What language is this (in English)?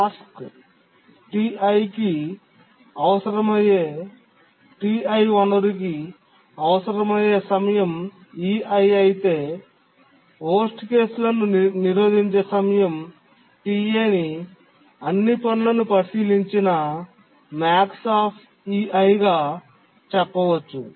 Telugu